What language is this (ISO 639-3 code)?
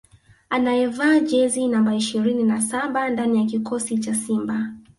swa